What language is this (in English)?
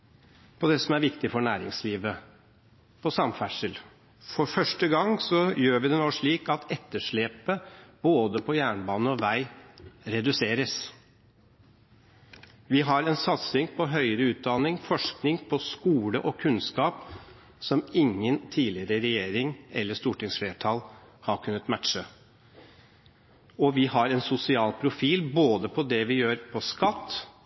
Norwegian Bokmål